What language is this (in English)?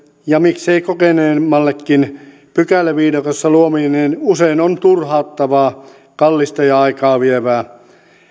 Finnish